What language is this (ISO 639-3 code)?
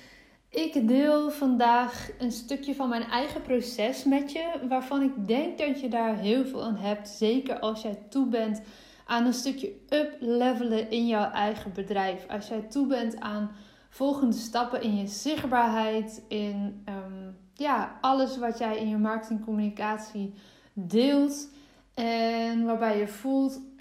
nld